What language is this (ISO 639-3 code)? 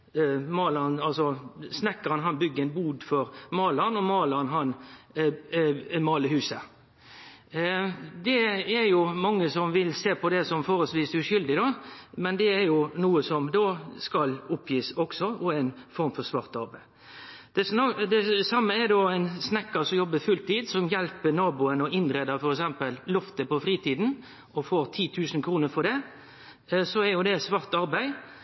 nno